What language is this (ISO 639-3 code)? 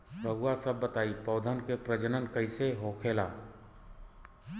bho